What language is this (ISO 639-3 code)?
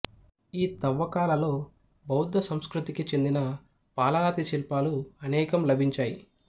tel